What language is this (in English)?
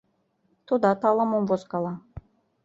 Mari